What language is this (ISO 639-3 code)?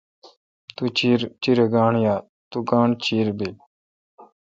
xka